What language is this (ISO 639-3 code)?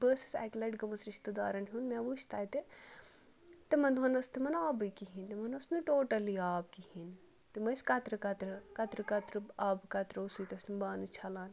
kas